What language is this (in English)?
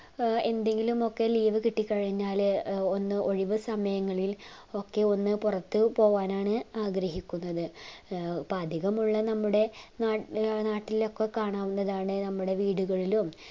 Malayalam